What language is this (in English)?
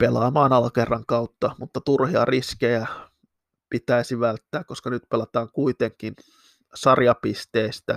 Finnish